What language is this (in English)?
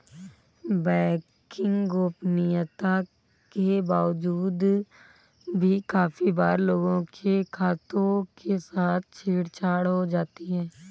Hindi